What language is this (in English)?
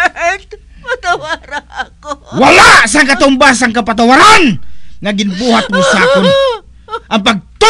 Filipino